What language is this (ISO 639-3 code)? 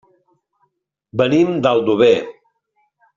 cat